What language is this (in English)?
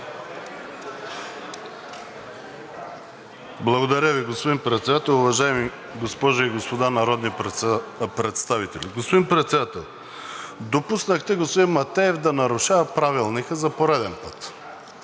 Bulgarian